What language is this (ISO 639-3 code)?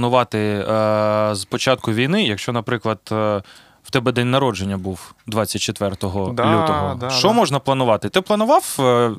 ukr